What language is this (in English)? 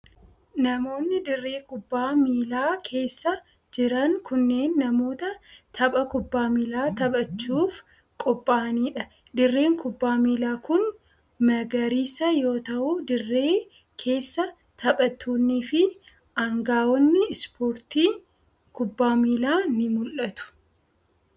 Oromo